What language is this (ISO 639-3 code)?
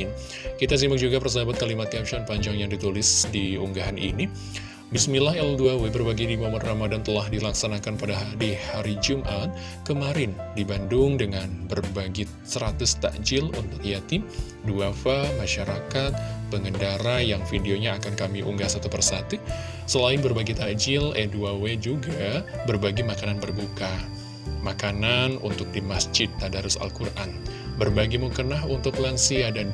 ind